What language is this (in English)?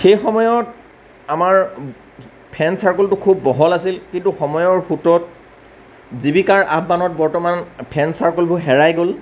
Assamese